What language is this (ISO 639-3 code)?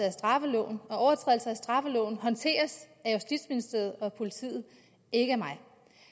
dan